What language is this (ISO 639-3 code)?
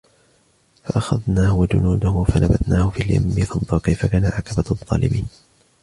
ara